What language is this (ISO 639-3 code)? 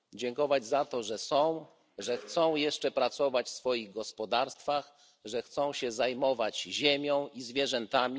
pol